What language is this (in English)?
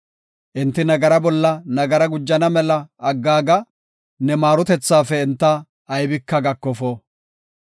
Gofa